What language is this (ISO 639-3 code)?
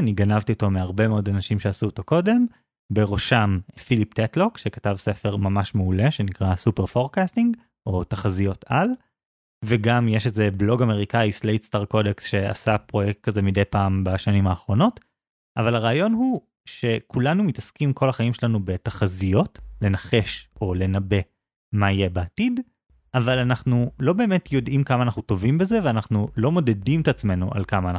heb